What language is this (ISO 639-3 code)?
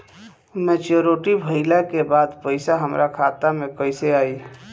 bho